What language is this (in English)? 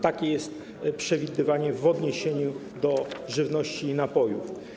Polish